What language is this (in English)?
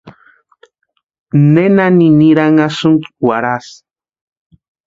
Western Highland Purepecha